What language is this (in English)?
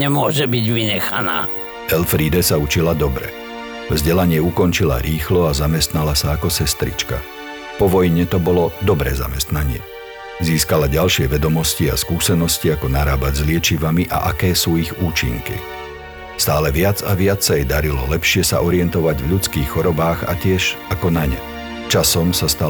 Slovak